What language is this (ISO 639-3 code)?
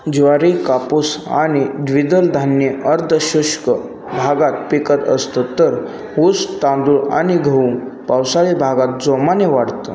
mar